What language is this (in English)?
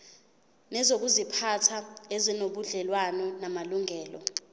Zulu